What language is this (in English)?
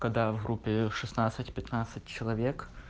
Russian